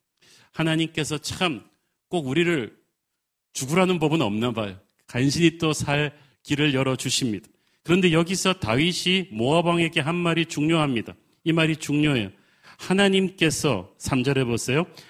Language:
Korean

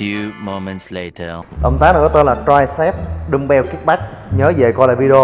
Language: Vietnamese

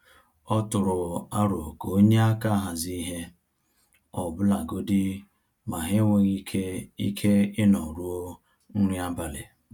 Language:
Igbo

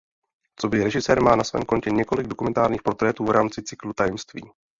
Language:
Czech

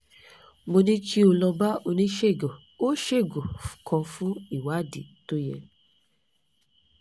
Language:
Yoruba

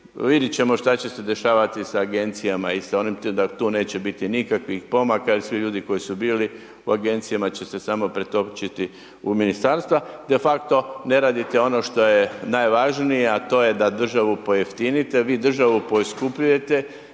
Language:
Croatian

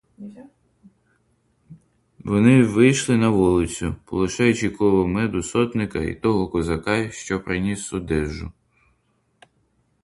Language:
Ukrainian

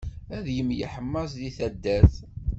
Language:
Kabyle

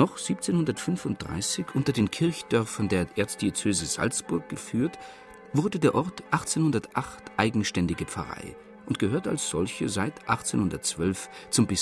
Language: German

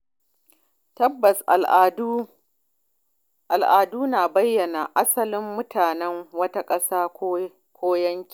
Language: Hausa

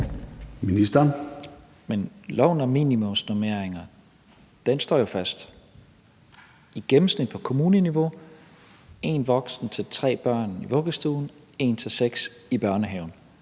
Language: Danish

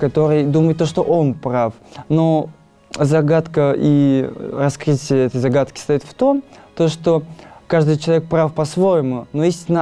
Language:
Russian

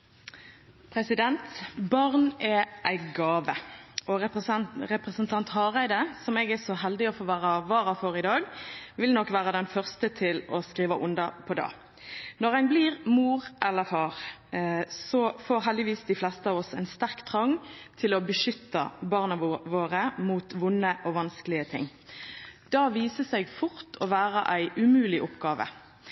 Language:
Norwegian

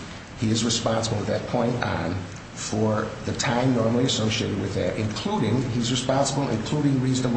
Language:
English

